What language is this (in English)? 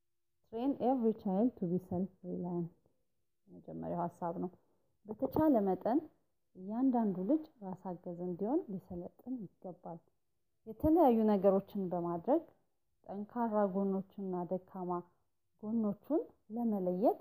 Amharic